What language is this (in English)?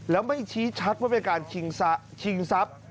Thai